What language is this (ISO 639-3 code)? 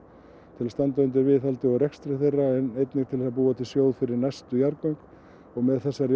isl